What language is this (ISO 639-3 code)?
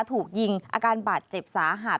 tha